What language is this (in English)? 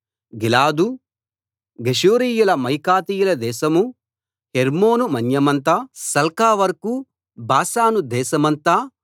Telugu